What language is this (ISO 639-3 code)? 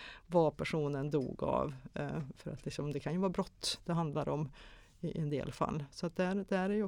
swe